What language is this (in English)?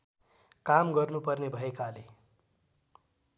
Nepali